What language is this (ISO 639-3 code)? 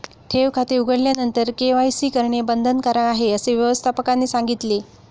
mar